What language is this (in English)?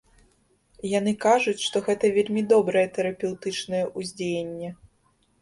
Belarusian